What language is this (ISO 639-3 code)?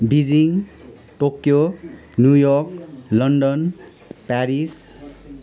nep